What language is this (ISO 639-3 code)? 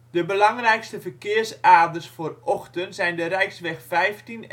nld